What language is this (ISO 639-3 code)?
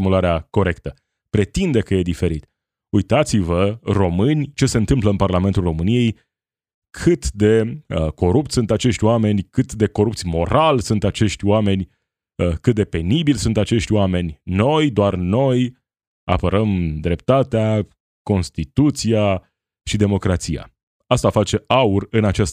ron